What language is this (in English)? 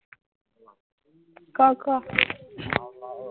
Assamese